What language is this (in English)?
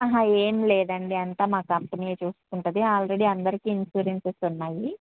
Telugu